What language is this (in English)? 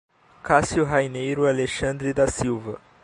Portuguese